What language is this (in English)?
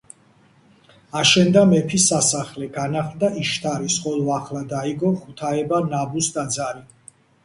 Georgian